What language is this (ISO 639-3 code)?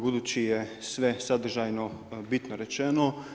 hrv